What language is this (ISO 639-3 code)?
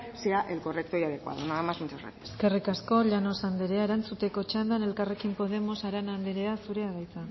eus